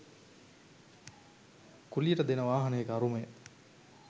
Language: Sinhala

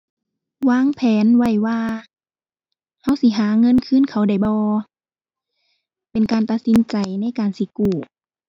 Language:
Thai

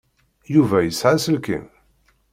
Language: Kabyle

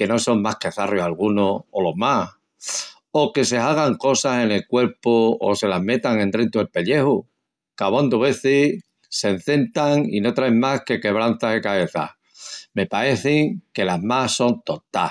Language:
Extremaduran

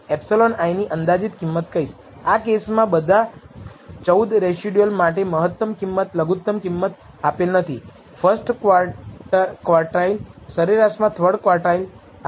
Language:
Gujarati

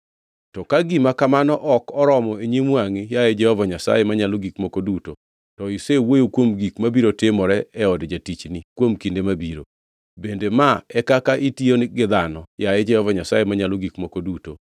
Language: Luo (Kenya and Tanzania)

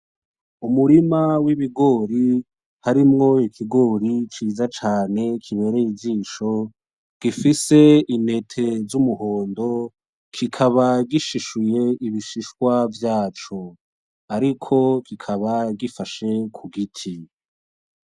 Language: Rundi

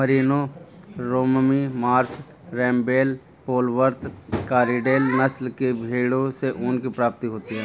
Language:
Hindi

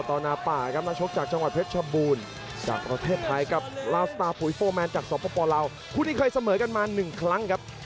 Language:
Thai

